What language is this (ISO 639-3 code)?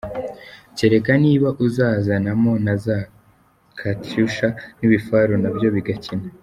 kin